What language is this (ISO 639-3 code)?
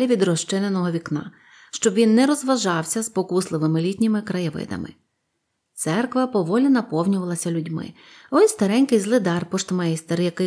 ukr